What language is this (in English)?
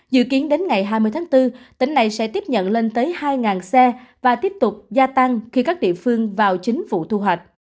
Vietnamese